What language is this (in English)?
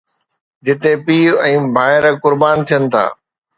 Sindhi